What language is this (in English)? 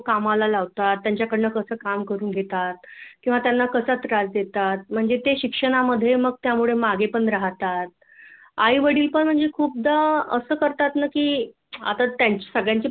Marathi